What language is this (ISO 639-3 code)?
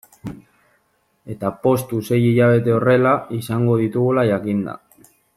eus